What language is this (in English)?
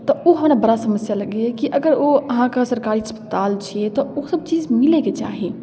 Maithili